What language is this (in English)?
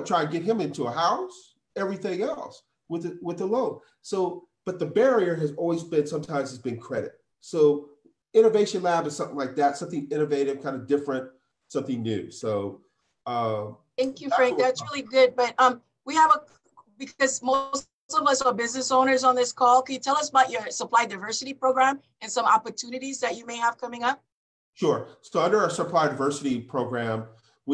English